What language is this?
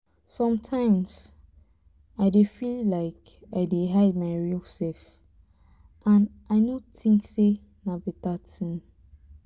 Nigerian Pidgin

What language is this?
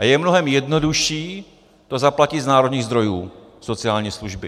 Czech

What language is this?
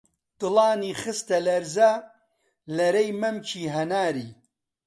Central Kurdish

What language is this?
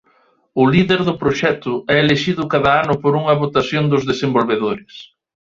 Galician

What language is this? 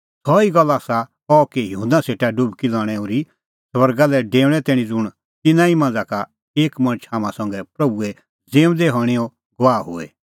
Kullu Pahari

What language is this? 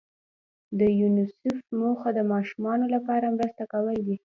Pashto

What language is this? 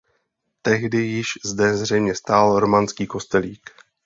Czech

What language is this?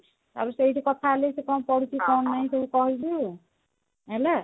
Odia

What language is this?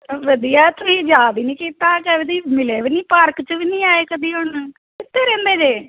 Punjabi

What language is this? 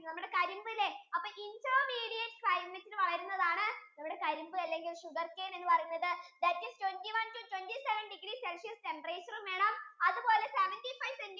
Malayalam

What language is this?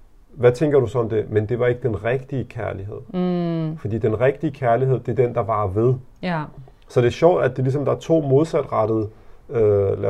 Danish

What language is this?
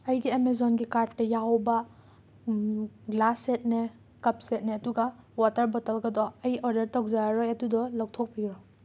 Manipuri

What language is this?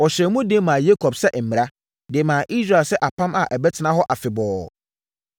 Akan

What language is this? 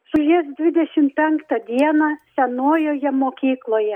Lithuanian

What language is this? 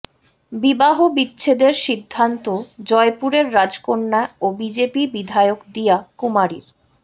Bangla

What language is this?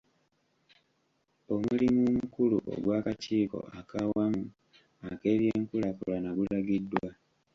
Ganda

